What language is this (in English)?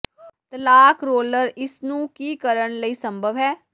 Punjabi